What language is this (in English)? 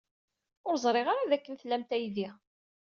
Kabyle